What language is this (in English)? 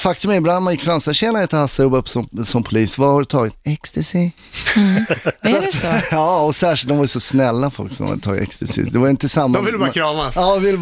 Swedish